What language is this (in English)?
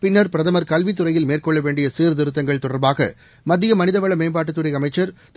Tamil